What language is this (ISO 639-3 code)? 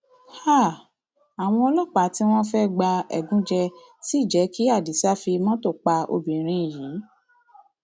yor